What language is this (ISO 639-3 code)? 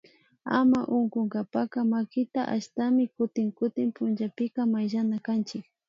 qvi